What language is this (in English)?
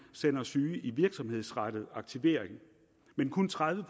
Danish